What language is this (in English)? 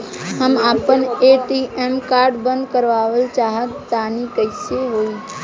Bhojpuri